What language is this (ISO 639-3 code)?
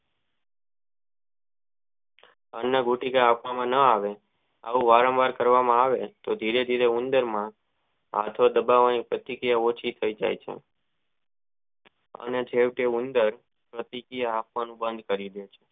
guj